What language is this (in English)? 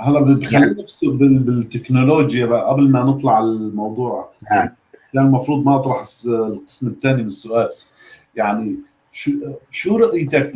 Arabic